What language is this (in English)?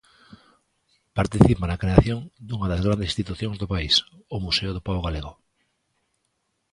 Galician